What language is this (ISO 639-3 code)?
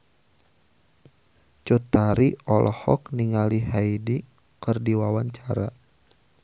sun